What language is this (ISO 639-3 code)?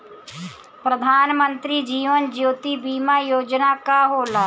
bho